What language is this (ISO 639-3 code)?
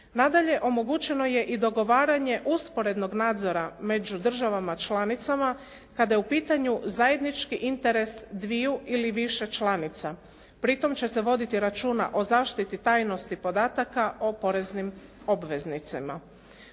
hrv